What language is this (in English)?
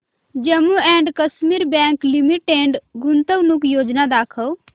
Marathi